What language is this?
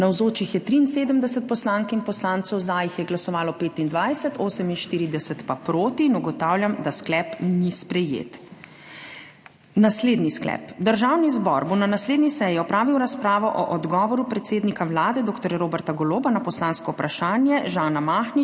Slovenian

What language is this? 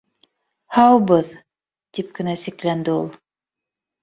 Bashkir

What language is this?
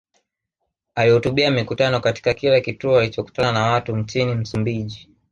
Swahili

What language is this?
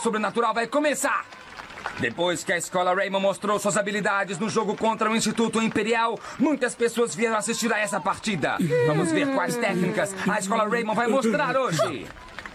Portuguese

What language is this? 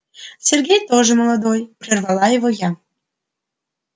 Russian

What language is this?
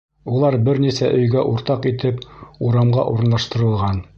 Bashkir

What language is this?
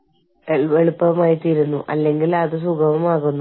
Malayalam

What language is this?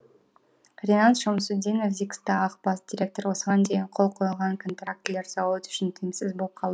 Kazakh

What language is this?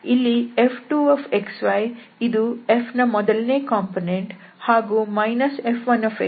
Kannada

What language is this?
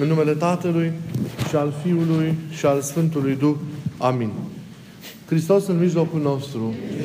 Romanian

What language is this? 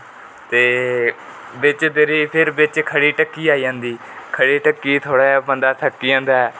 Dogri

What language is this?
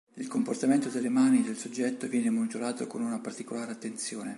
Italian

